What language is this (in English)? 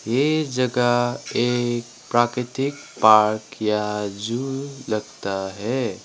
Hindi